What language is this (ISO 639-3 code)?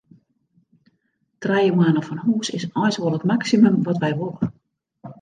fry